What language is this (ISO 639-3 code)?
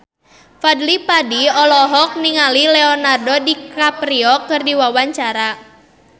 sun